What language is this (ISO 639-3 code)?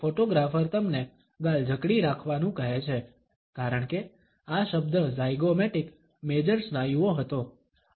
guj